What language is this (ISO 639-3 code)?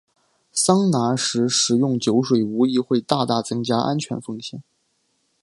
zho